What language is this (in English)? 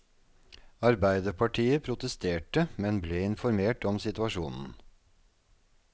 Norwegian